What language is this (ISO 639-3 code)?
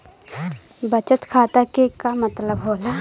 bho